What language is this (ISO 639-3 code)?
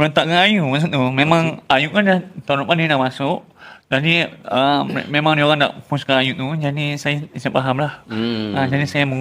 msa